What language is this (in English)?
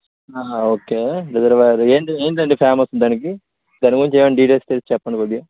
Telugu